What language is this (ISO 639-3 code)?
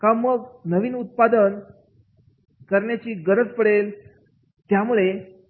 mar